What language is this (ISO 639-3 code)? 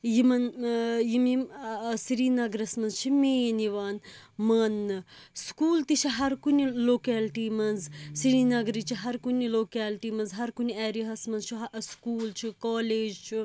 kas